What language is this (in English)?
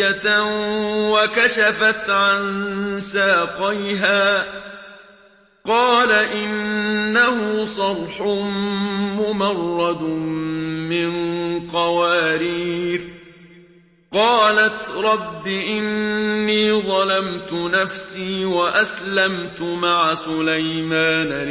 Arabic